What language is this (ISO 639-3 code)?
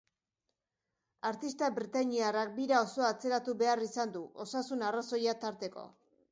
eus